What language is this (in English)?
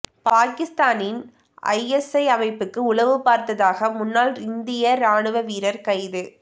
Tamil